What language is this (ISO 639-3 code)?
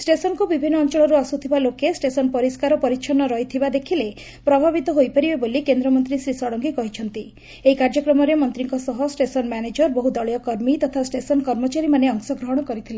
ori